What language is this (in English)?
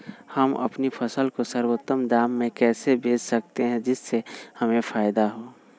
Magahi